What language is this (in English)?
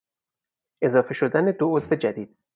Persian